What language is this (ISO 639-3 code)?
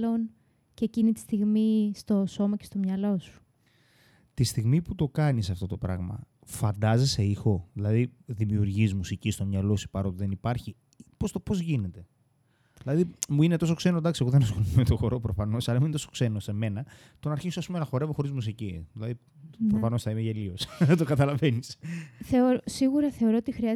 ell